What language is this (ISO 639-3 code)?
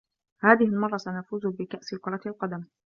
ara